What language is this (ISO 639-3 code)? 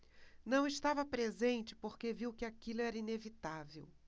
por